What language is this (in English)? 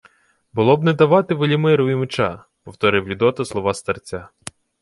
Ukrainian